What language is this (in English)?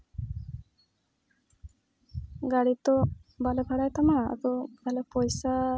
Santali